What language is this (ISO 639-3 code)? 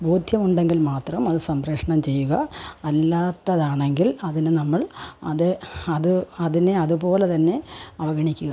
mal